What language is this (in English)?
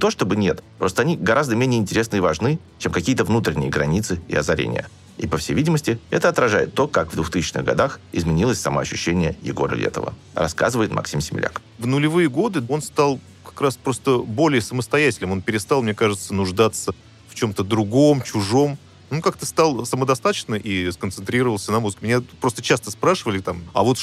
Russian